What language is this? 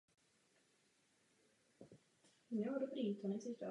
Czech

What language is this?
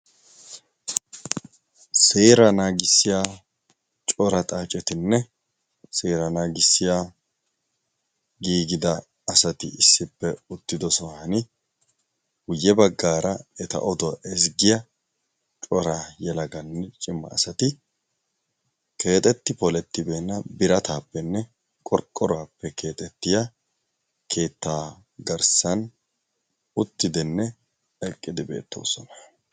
Wolaytta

